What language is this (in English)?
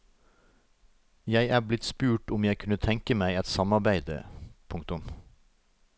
Norwegian